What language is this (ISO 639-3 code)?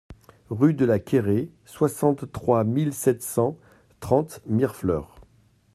fra